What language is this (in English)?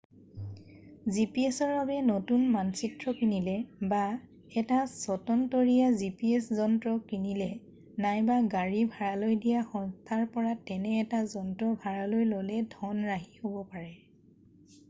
Assamese